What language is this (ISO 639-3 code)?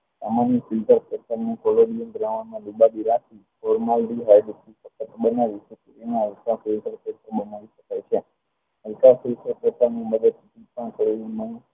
guj